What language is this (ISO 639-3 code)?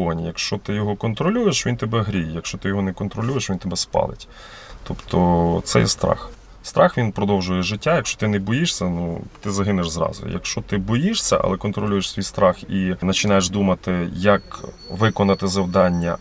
ukr